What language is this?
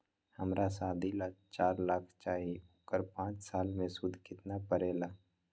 Magahi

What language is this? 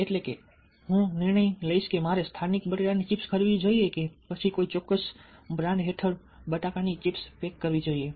Gujarati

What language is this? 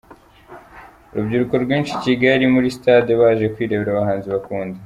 Kinyarwanda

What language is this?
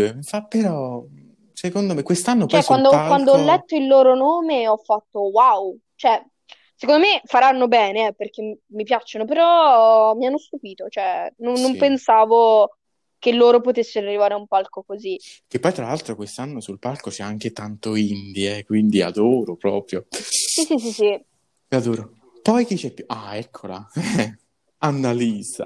Italian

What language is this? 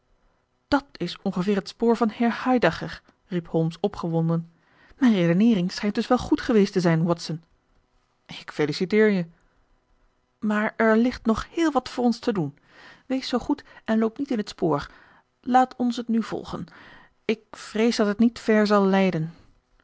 Dutch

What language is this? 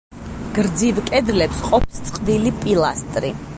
Georgian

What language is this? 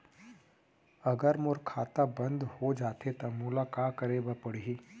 Chhattisgarhi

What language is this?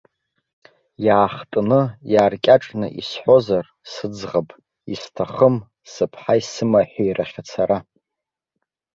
Abkhazian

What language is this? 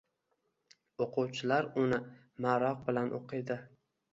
Uzbek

